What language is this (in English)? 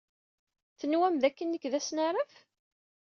Kabyle